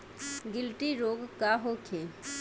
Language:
Bhojpuri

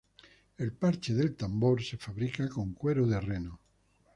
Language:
Spanish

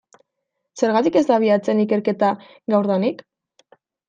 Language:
Basque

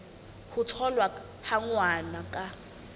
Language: Southern Sotho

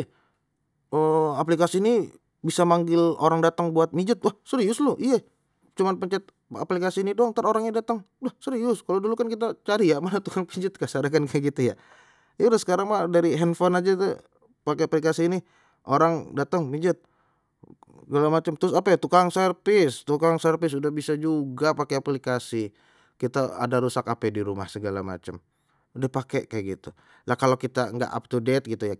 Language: Betawi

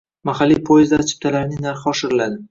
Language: Uzbek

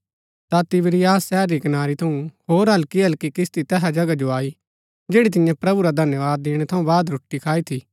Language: Gaddi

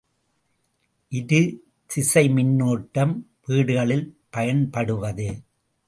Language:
Tamil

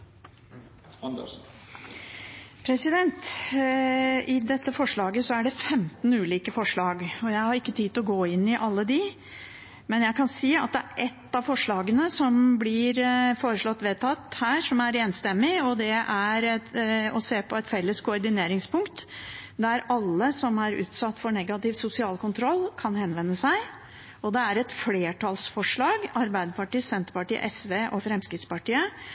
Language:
Norwegian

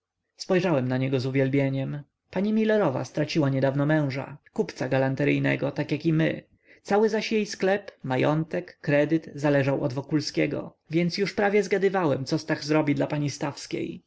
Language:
Polish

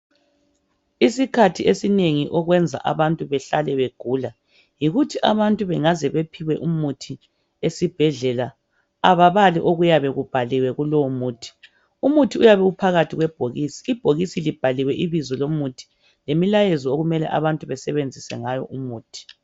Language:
North Ndebele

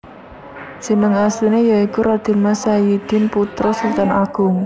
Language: Javanese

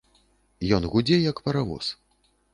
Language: Belarusian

